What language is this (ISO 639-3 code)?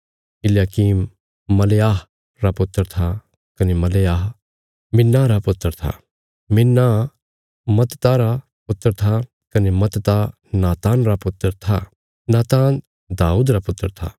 kfs